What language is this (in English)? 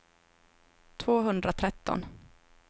Swedish